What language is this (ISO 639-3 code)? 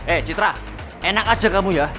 ind